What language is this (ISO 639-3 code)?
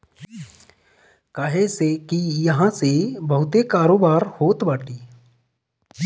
bho